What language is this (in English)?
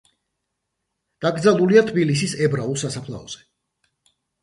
Georgian